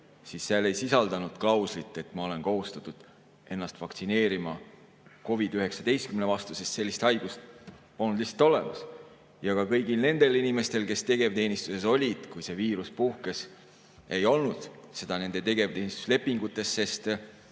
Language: Estonian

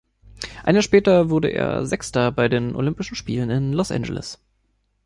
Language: German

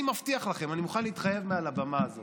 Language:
Hebrew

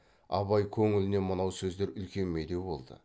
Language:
Kazakh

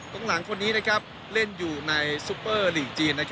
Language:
Thai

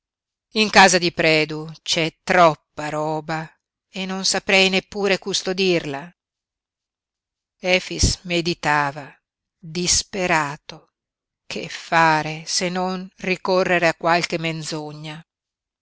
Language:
Italian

